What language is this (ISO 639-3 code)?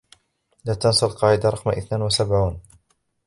ara